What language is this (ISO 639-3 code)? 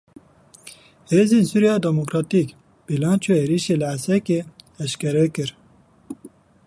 kur